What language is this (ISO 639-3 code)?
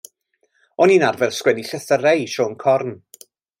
cym